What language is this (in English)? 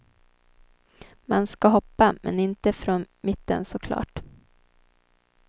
Swedish